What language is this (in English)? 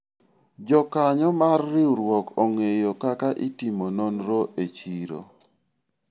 Luo (Kenya and Tanzania)